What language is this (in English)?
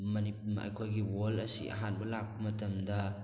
Manipuri